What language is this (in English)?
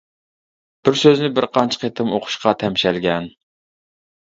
Uyghur